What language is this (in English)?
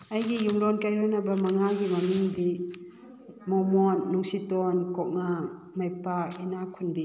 Manipuri